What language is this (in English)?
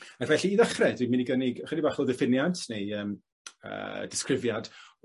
Welsh